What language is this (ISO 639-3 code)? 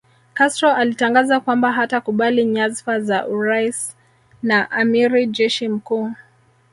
swa